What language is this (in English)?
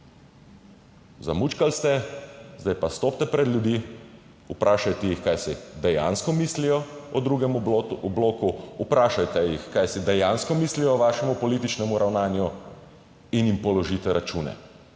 Slovenian